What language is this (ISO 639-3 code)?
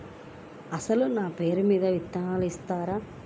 tel